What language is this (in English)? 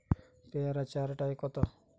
Bangla